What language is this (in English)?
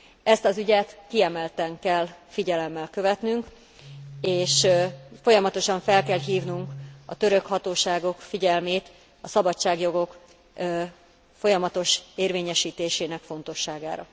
Hungarian